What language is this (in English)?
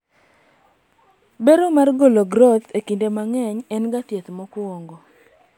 Luo (Kenya and Tanzania)